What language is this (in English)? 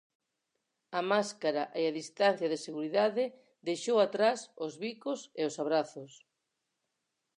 Galician